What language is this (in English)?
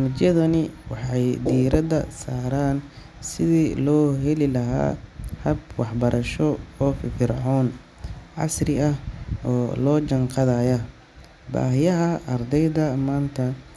Somali